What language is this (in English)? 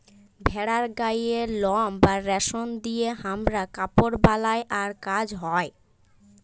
Bangla